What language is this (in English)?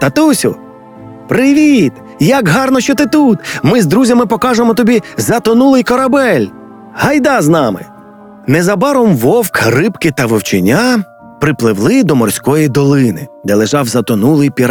Ukrainian